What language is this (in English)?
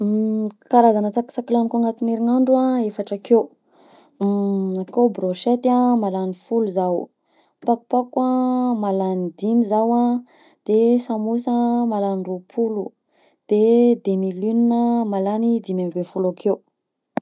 Southern Betsimisaraka Malagasy